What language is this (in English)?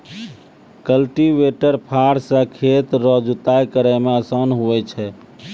Maithili